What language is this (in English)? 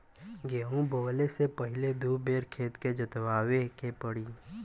Bhojpuri